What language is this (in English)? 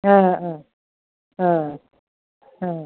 Bodo